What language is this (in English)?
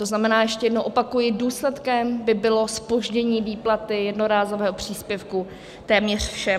Czech